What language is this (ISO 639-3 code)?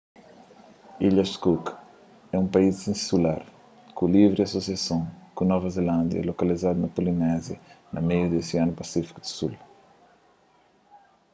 kea